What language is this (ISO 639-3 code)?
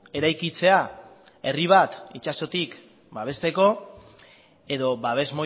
eus